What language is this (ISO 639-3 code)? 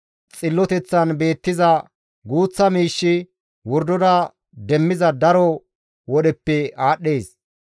gmv